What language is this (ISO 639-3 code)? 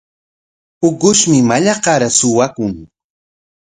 qwa